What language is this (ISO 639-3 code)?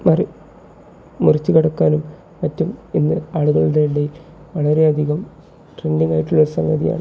mal